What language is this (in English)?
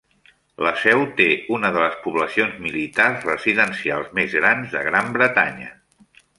Catalan